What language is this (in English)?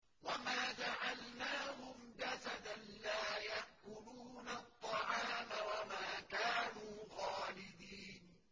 Arabic